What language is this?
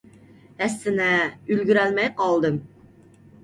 Uyghur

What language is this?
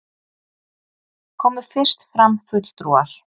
Icelandic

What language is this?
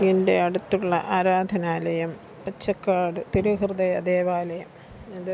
Malayalam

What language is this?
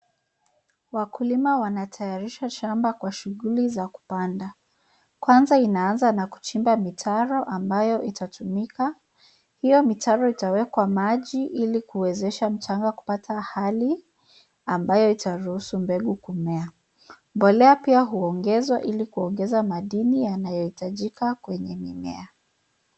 Swahili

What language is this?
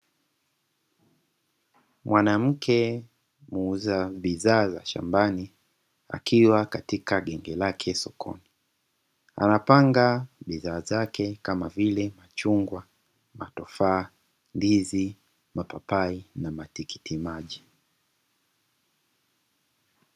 Swahili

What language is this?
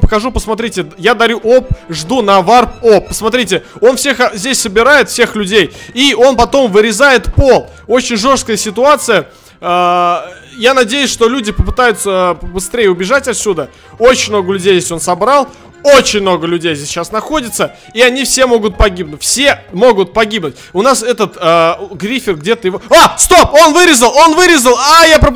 Russian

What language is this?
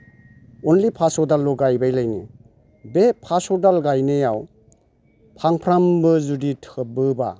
Bodo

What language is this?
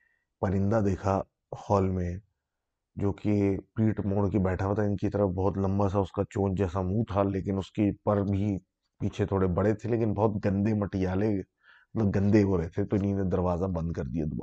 Urdu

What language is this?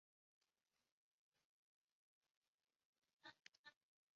Chinese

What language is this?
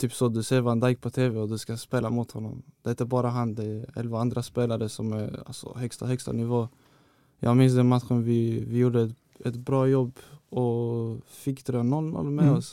Swedish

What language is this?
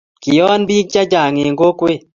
Kalenjin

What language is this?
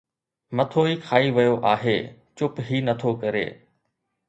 Sindhi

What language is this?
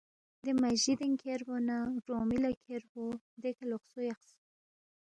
Balti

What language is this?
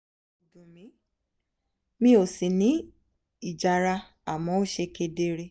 Yoruba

